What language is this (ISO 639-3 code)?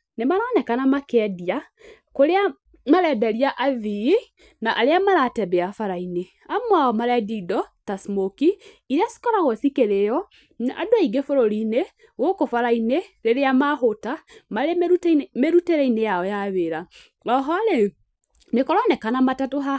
kik